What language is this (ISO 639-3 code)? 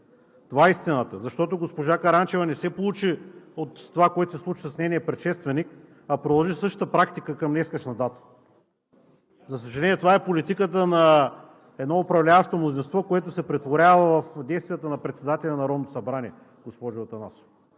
bul